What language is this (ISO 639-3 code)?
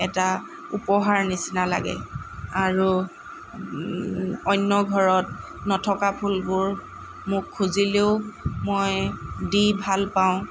asm